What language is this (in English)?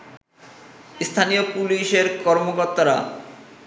Bangla